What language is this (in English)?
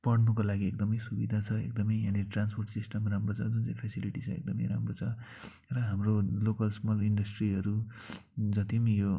Nepali